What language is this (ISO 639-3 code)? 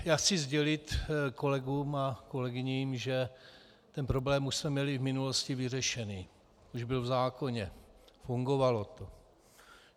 ces